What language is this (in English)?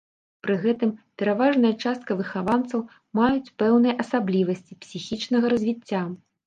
Belarusian